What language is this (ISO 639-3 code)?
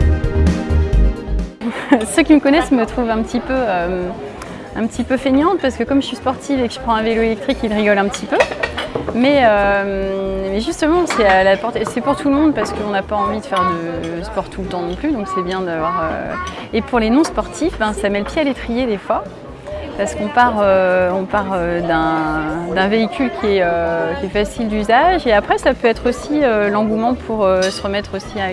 fra